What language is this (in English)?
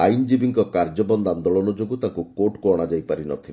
Odia